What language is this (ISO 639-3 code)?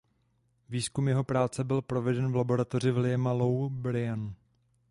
ces